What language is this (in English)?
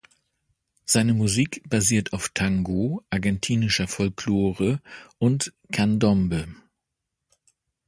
German